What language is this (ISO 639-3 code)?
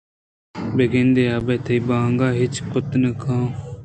bgp